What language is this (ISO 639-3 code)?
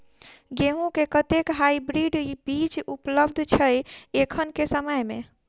mai